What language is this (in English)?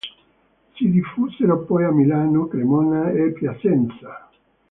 Italian